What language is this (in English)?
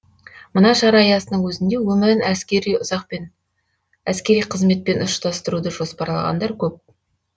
Kazakh